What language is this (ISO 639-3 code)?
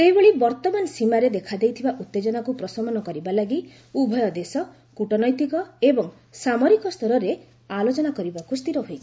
ori